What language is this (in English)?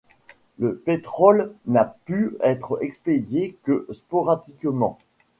French